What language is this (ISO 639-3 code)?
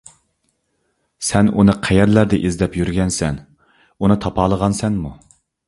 uig